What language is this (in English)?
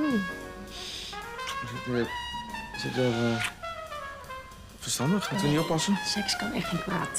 Dutch